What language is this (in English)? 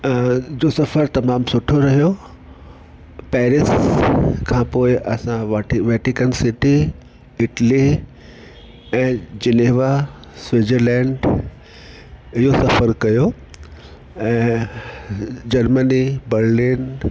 Sindhi